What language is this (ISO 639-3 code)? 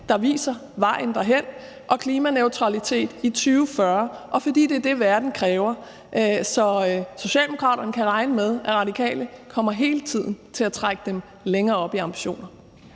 dan